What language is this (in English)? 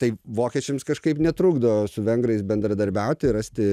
Lithuanian